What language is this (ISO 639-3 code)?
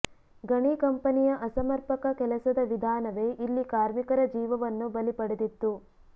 kan